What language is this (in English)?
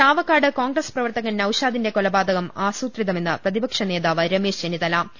Malayalam